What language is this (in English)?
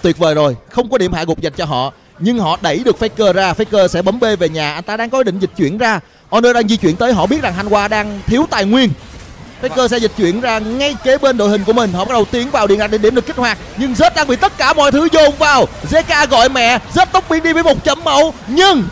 Vietnamese